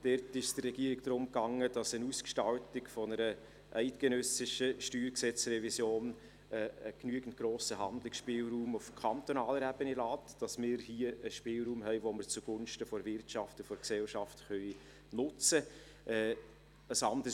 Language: Swiss German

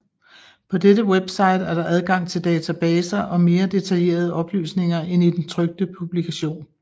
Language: Danish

